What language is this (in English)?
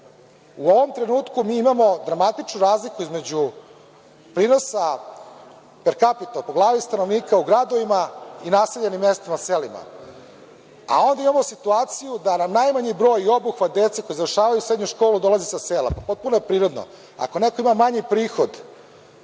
Serbian